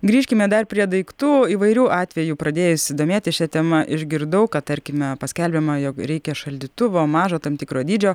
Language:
Lithuanian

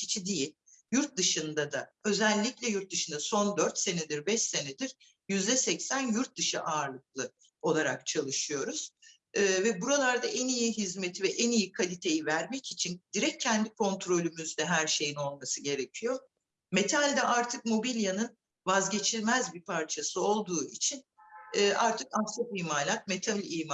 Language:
Turkish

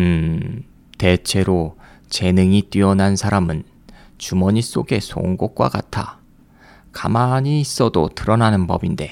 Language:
Korean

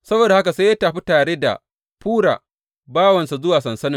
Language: Hausa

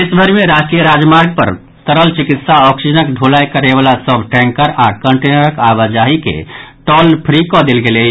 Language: Maithili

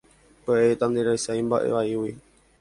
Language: Guarani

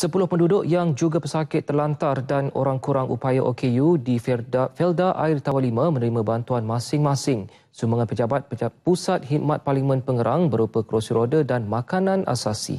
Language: Malay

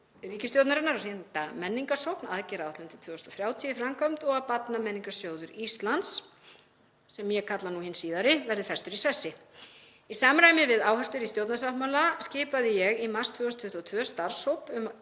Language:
Icelandic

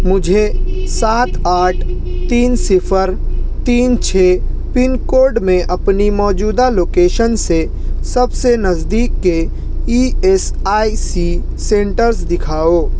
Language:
Urdu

